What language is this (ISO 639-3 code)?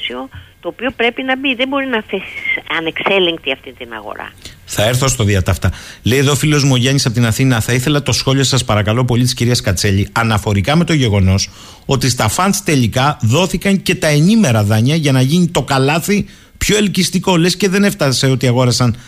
ell